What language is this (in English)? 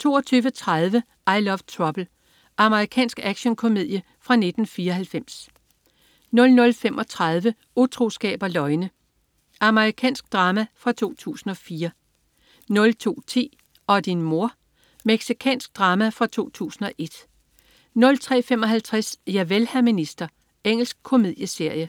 Danish